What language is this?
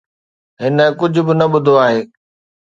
Sindhi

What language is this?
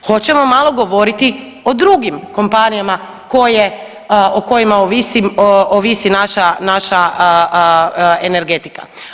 Croatian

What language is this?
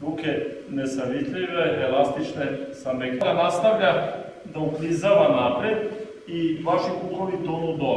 Serbian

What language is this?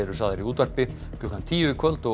Icelandic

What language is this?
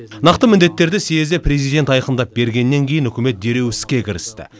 Kazakh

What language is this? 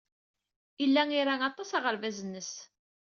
Kabyle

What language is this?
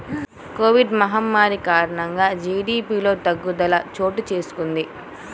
Telugu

